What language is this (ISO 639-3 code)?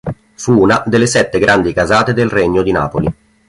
ita